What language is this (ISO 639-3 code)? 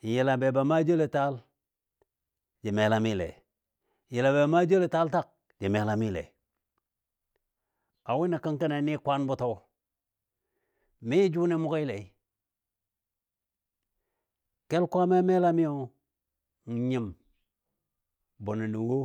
dbd